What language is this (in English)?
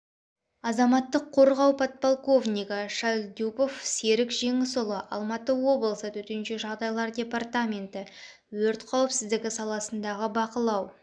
Kazakh